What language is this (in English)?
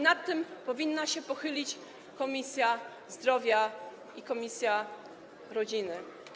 Polish